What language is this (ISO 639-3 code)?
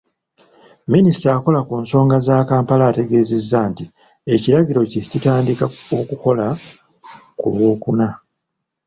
lug